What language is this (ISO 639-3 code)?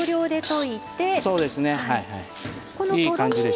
jpn